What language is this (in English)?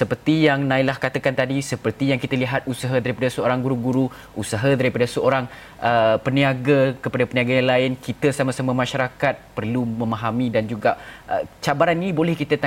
Malay